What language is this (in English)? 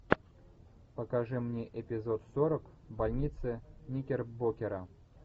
Russian